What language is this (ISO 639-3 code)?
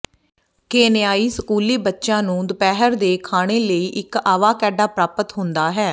pan